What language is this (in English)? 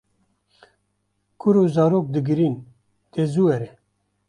Kurdish